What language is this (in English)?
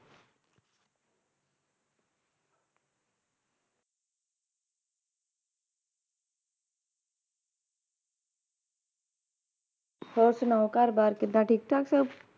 Punjabi